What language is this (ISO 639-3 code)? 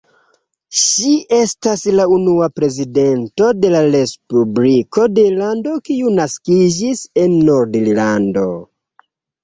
epo